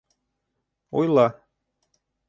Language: Bashkir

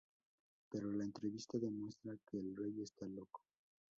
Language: Spanish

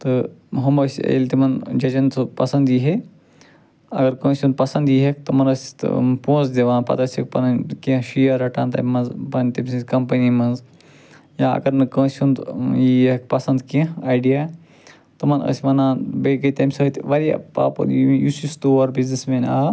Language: Kashmiri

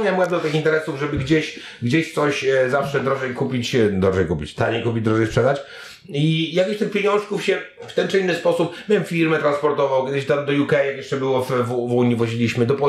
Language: Polish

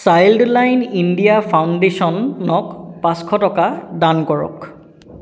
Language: Assamese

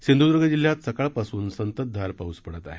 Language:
Marathi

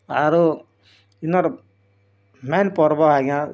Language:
Odia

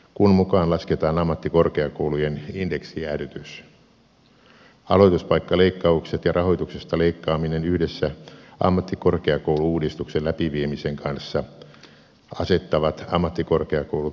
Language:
Finnish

